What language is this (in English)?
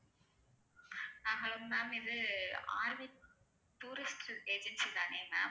Tamil